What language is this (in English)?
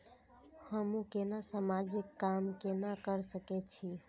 Maithili